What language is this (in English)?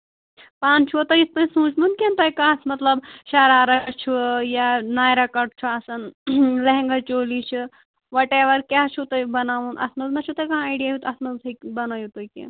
Kashmiri